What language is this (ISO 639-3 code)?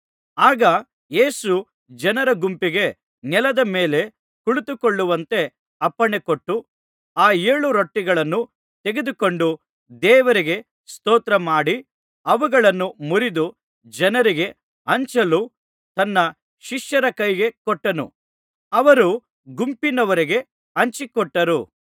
kan